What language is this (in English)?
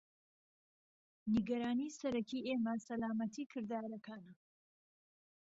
Central Kurdish